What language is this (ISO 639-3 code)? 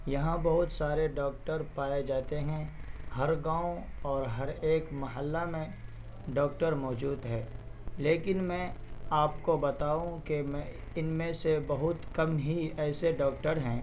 urd